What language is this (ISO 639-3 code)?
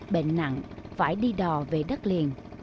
vie